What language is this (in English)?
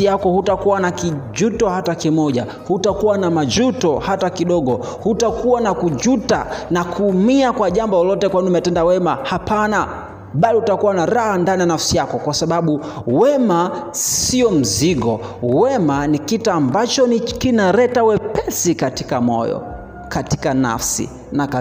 Swahili